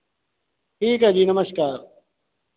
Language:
Hindi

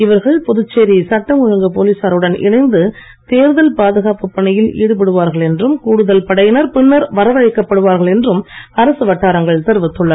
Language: Tamil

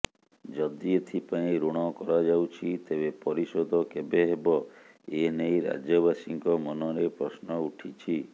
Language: Odia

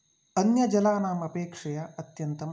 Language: Sanskrit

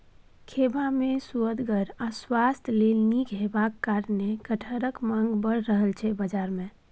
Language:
Maithili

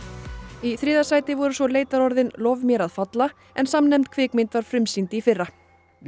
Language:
Icelandic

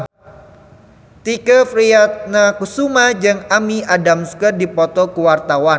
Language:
Sundanese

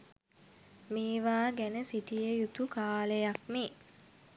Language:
Sinhala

